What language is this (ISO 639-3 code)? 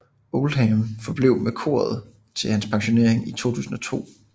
dan